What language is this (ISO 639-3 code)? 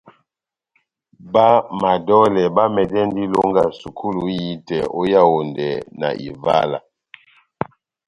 bnm